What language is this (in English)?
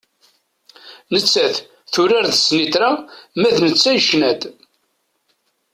Kabyle